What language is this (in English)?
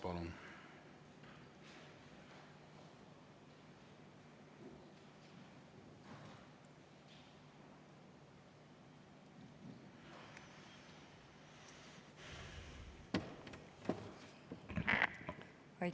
Estonian